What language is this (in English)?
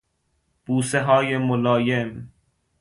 Persian